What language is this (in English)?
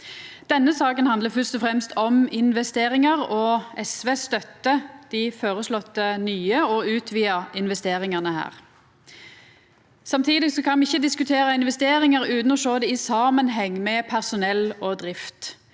Norwegian